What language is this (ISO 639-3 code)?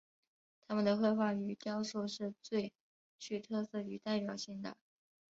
zho